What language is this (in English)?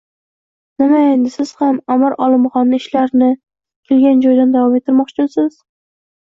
Uzbek